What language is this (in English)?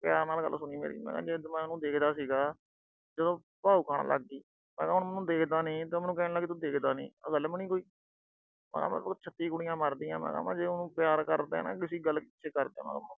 Punjabi